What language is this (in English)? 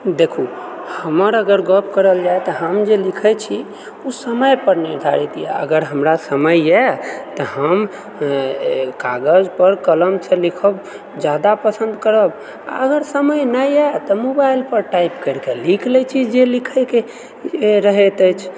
Maithili